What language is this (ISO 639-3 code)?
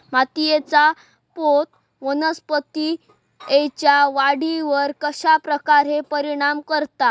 mar